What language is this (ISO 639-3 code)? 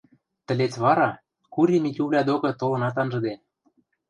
mrj